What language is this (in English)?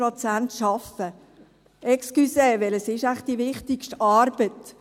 Swiss German